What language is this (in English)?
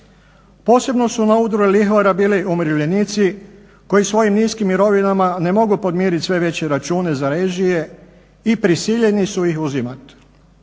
Croatian